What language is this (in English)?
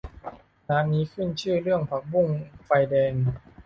Thai